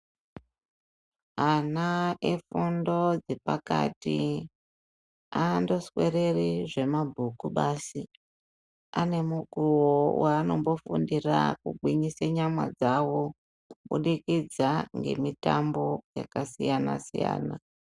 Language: Ndau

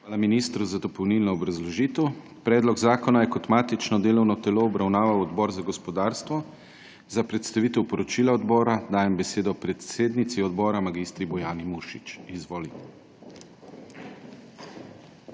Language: Slovenian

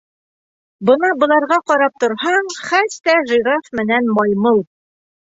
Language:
Bashkir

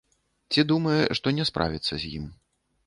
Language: Belarusian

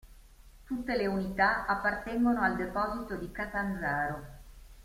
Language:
Italian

